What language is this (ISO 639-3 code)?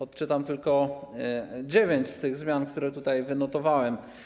pol